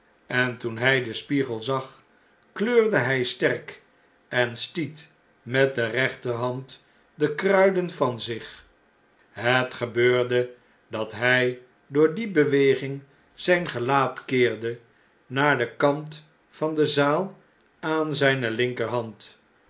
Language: Dutch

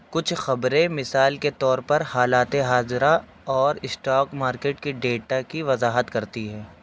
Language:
Urdu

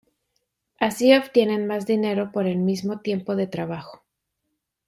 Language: Spanish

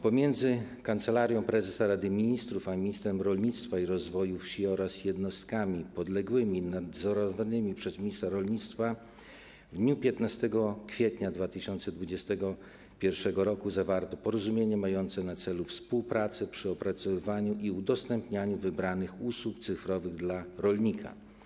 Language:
Polish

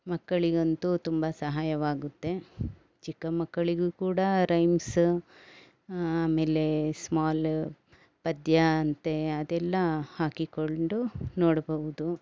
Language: Kannada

